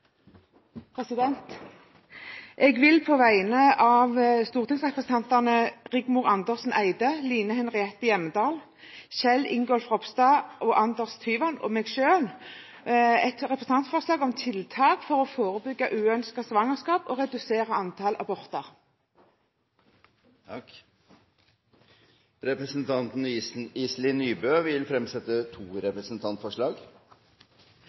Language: Norwegian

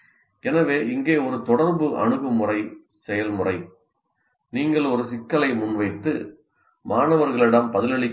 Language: Tamil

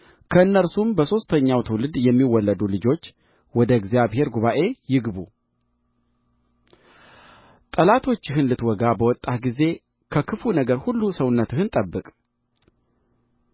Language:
Amharic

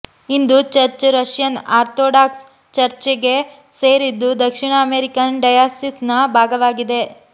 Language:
Kannada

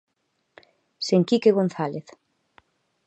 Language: Galician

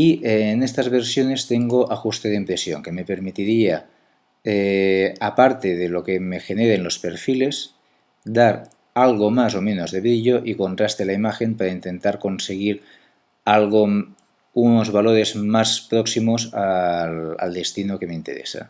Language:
Spanish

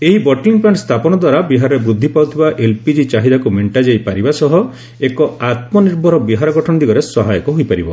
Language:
Odia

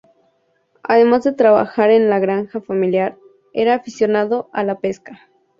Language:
Spanish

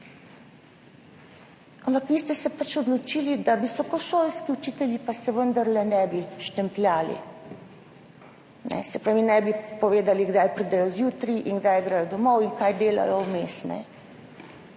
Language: Slovenian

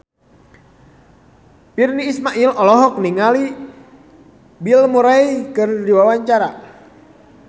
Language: Sundanese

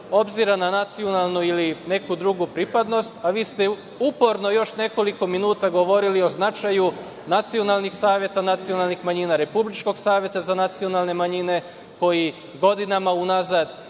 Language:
Serbian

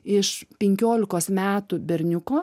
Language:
Lithuanian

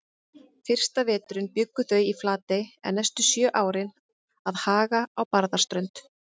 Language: Icelandic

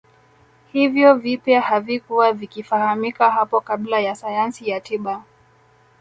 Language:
Swahili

